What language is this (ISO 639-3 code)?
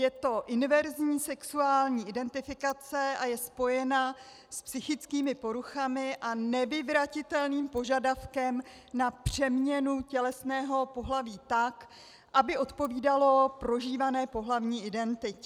ces